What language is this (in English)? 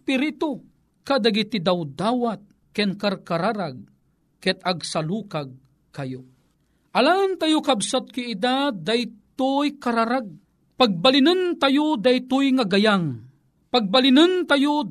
Filipino